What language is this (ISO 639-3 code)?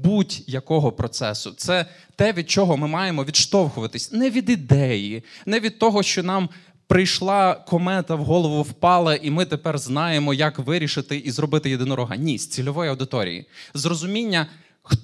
ukr